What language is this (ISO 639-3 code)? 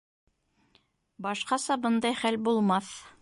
bak